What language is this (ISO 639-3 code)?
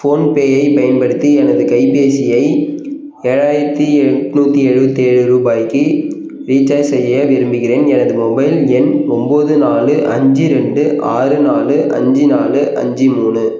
tam